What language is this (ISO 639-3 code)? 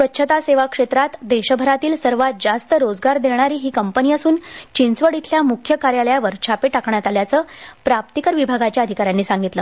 mar